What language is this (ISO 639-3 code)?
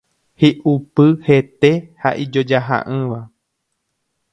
grn